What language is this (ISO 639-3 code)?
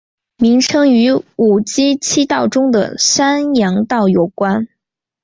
zho